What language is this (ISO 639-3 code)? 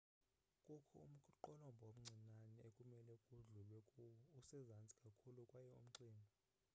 xho